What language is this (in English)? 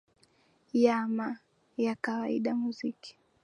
Swahili